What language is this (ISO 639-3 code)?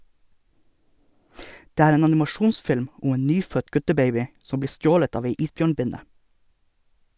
nor